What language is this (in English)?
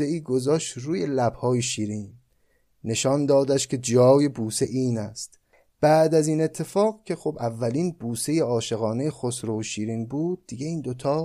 Persian